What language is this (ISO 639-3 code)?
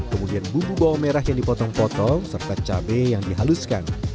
ind